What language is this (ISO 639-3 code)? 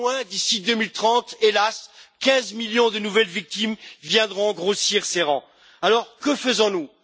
fra